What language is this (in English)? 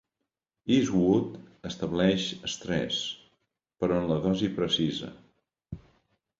Catalan